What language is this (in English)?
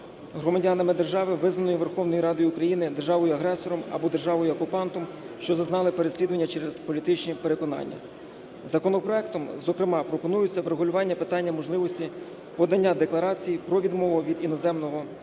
Ukrainian